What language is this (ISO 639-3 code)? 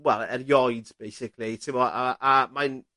cym